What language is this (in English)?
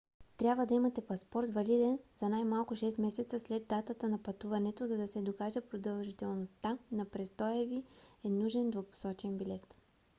Bulgarian